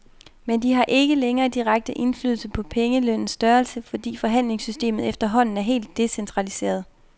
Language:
Danish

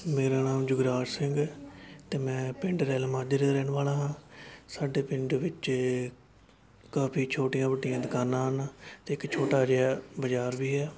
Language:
Punjabi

